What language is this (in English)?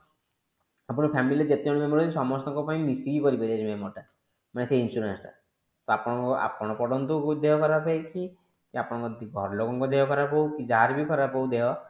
Odia